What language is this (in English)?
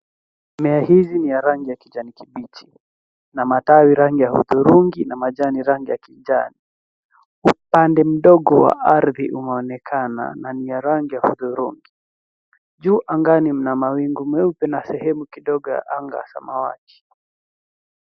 Swahili